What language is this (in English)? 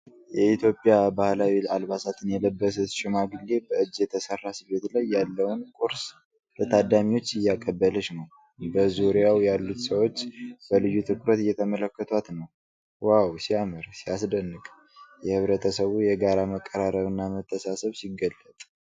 Amharic